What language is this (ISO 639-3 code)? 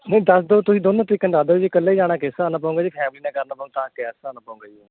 pan